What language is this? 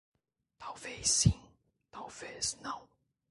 Portuguese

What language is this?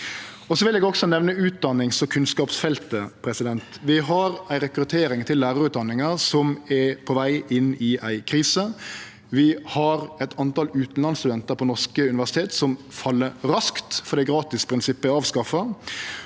Norwegian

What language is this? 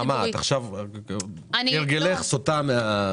Hebrew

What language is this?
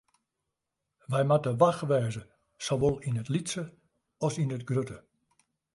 Western Frisian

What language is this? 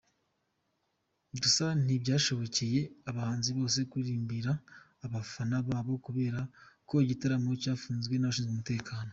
Kinyarwanda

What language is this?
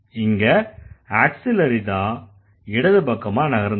Tamil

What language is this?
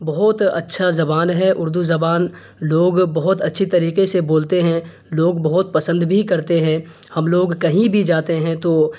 Urdu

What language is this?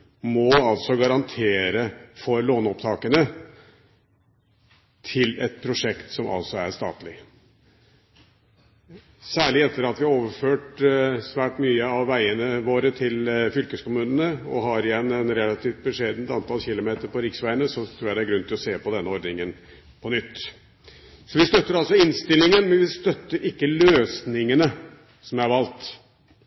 Norwegian Bokmål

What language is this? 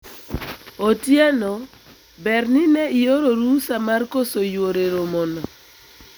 Luo (Kenya and Tanzania)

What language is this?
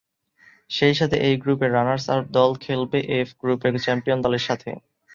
Bangla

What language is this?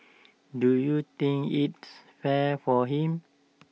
English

